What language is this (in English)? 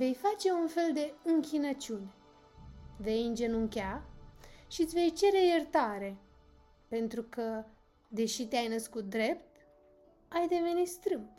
Romanian